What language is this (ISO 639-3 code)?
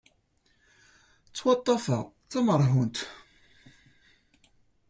kab